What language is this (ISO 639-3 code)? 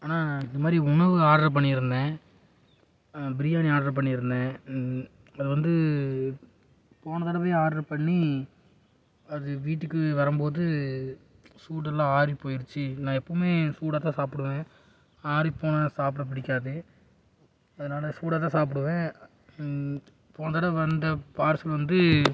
tam